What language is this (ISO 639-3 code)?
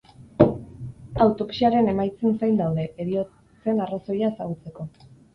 eus